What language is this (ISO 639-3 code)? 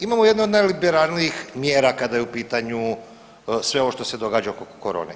hrv